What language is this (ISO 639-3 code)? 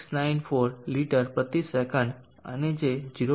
guj